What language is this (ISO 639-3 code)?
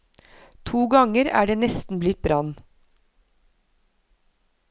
nor